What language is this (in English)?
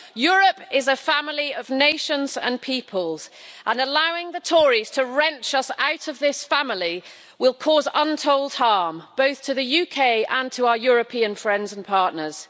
English